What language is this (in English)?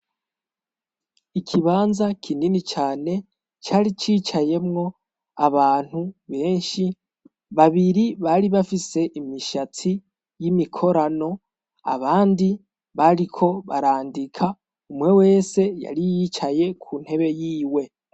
Rundi